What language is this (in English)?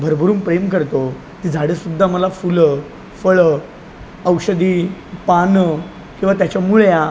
Marathi